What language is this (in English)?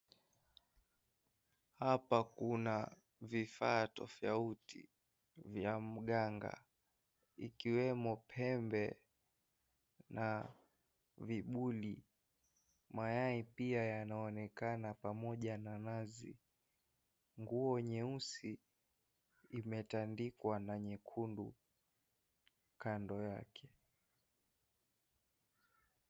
Swahili